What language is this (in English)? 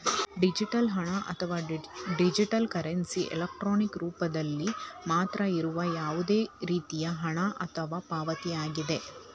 Kannada